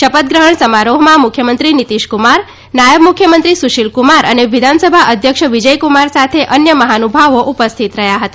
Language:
Gujarati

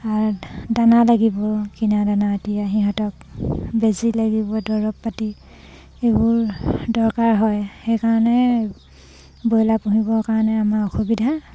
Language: Assamese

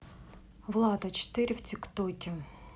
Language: Russian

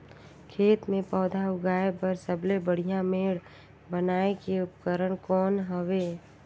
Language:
Chhattisgarhi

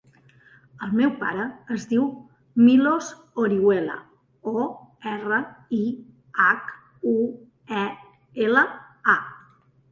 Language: Catalan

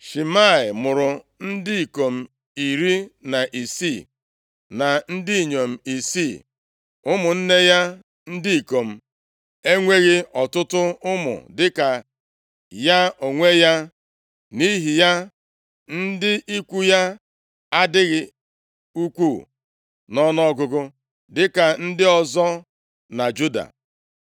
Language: Igbo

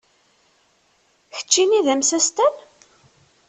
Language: Kabyle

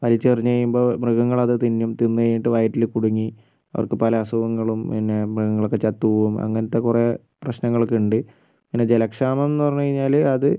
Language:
Malayalam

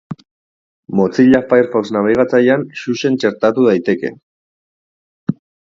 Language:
Basque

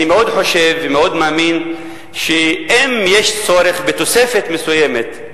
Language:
Hebrew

